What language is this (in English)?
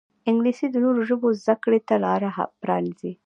Pashto